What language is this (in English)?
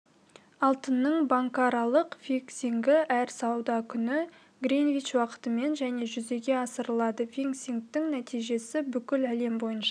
Kazakh